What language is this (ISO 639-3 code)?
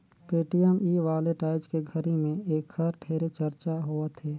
hne